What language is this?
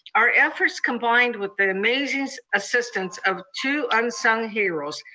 English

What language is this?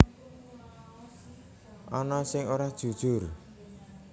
Javanese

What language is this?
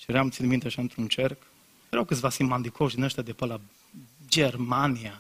Romanian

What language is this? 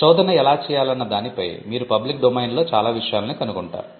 Telugu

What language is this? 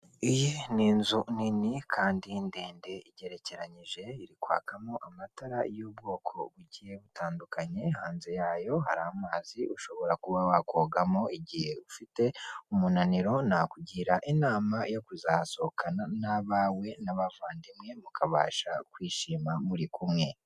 Kinyarwanda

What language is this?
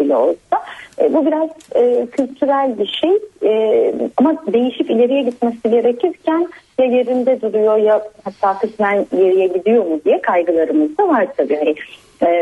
Turkish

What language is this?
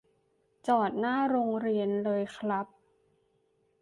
Thai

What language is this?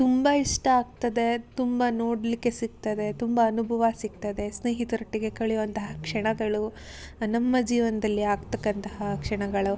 Kannada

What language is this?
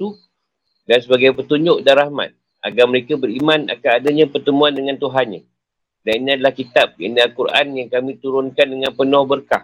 Malay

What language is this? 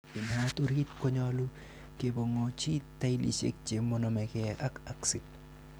Kalenjin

